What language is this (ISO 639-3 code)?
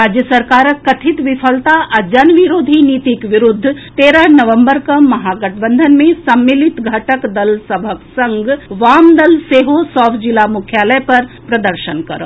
mai